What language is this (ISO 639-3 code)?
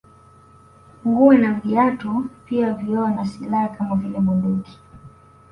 swa